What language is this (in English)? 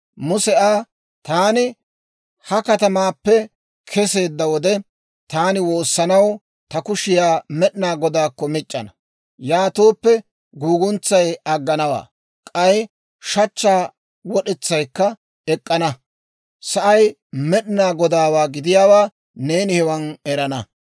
Dawro